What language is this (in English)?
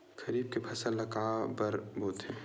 Chhattisgarhi